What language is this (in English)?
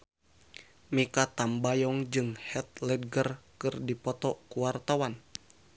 Sundanese